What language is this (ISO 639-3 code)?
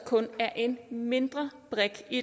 dan